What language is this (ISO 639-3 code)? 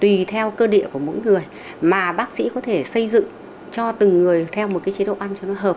vie